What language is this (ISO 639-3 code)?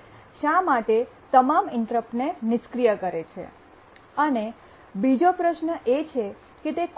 guj